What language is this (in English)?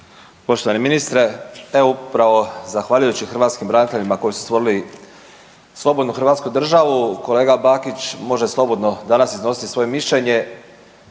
Croatian